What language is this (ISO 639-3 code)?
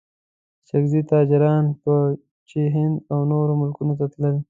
pus